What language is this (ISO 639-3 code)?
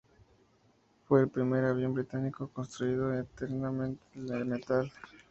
spa